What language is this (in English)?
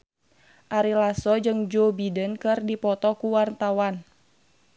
Sundanese